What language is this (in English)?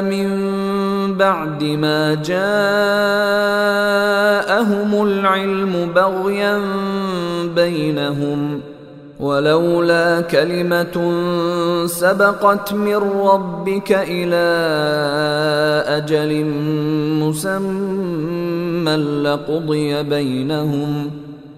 Swahili